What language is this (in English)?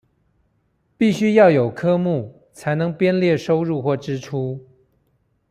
Chinese